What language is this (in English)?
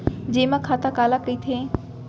Chhattisgarhi